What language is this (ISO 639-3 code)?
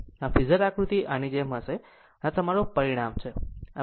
guj